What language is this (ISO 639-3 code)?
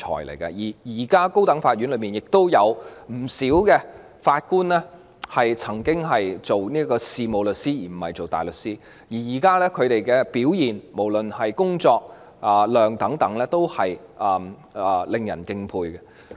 yue